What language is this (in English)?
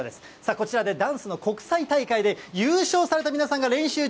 Japanese